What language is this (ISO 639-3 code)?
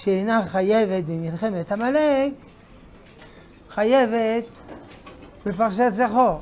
heb